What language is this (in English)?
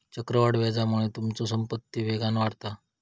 Marathi